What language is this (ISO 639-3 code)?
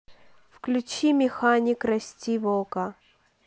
rus